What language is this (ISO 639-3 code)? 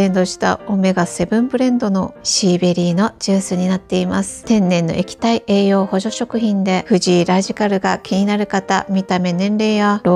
jpn